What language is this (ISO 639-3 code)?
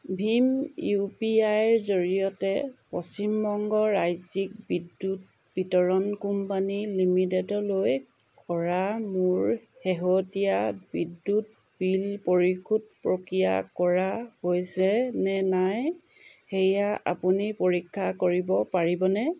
asm